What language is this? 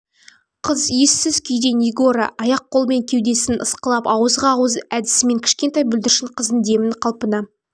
Kazakh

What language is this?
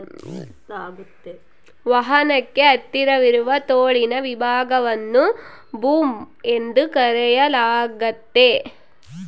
Kannada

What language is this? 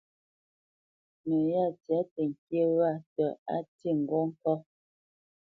Bamenyam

